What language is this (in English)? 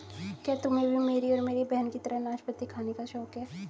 Hindi